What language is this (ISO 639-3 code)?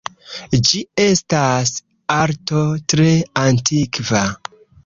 epo